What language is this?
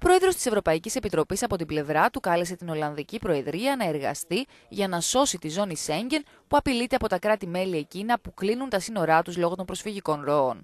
Greek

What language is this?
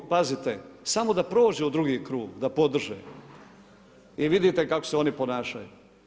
Croatian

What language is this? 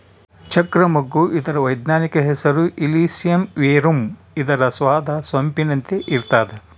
Kannada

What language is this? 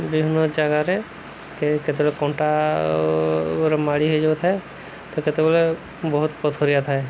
Odia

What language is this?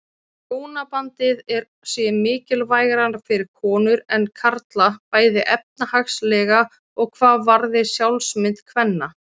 Icelandic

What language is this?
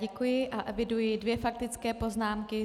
Czech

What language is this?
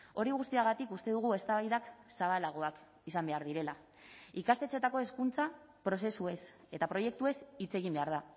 Basque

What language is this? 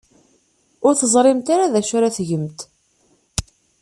Kabyle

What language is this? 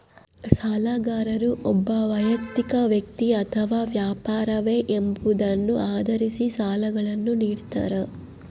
Kannada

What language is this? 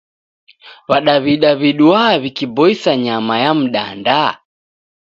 Taita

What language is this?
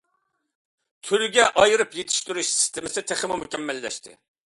Uyghur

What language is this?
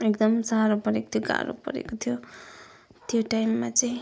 Nepali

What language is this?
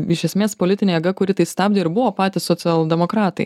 Lithuanian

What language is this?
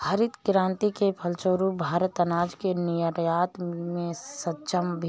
Hindi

